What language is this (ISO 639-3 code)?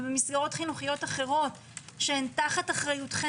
heb